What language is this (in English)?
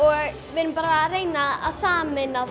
Icelandic